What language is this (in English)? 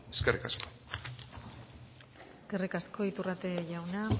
Basque